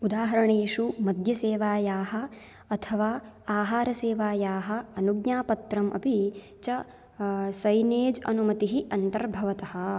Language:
Sanskrit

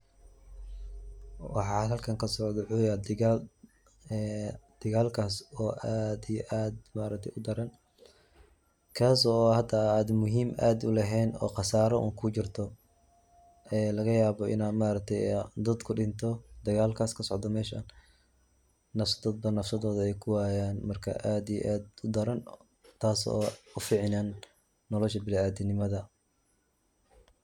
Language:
Somali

